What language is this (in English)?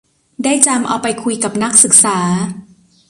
Thai